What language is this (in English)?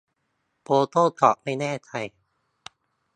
Thai